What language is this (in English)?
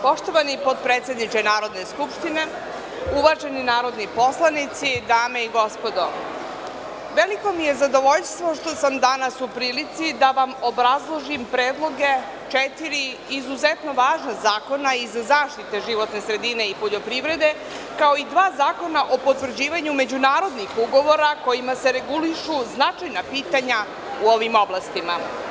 Serbian